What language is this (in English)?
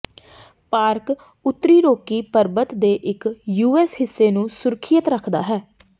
Punjabi